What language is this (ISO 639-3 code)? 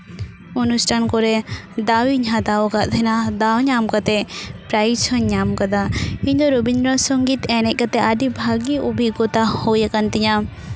sat